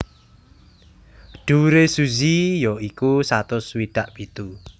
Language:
Javanese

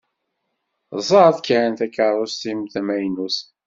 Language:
Kabyle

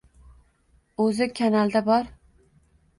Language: Uzbek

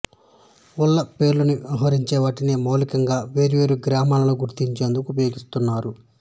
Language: Telugu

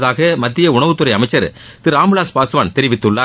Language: Tamil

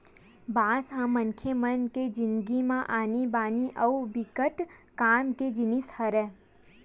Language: Chhattisgarhi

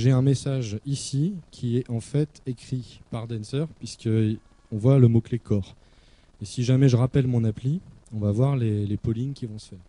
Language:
French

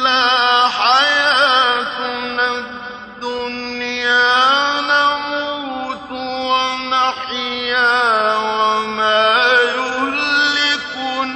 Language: Arabic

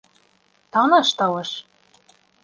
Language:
Bashkir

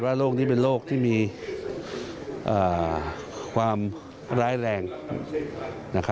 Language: Thai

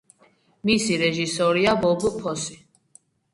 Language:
Georgian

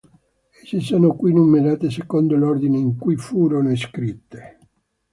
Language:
Italian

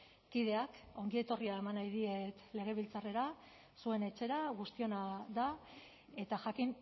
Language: Basque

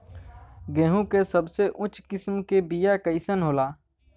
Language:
Bhojpuri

